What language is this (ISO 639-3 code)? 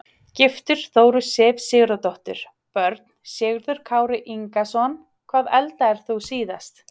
isl